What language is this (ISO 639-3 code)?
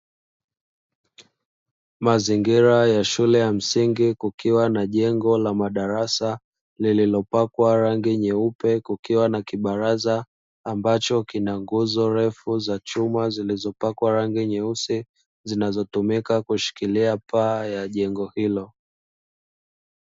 swa